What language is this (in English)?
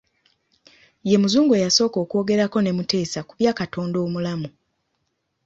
Ganda